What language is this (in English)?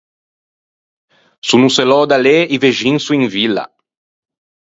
Ligurian